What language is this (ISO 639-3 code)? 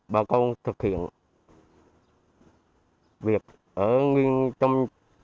vie